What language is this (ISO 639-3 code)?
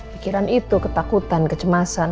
ind